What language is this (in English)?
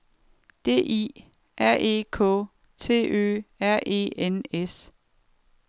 Danish